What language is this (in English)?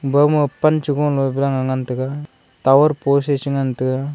Wancho Naga